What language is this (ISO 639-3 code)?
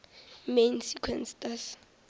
nso